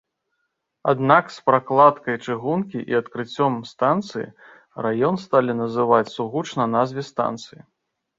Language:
Belarusian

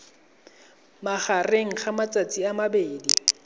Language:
Tswana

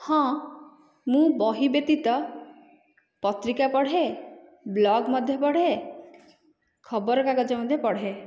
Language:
Odia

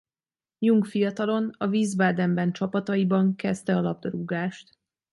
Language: Hungarian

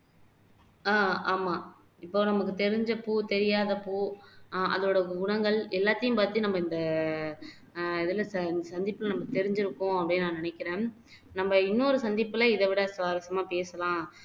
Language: Tamil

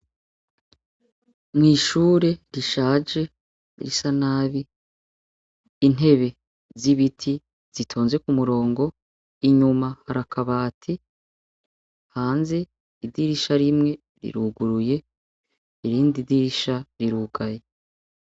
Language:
Rundi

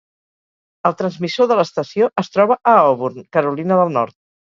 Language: Catalan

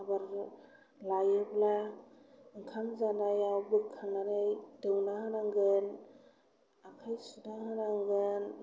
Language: Bodo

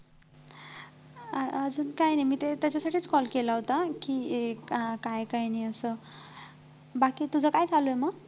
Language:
Marathi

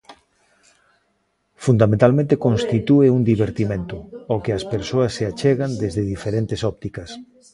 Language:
Galician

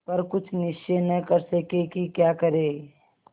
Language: Hindi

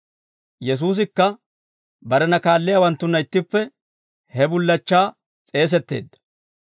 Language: Dawro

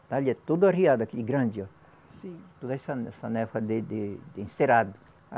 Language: Portuguese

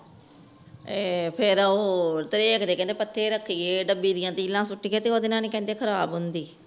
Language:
Punjabi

